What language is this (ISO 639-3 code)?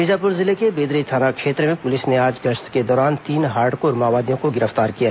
hin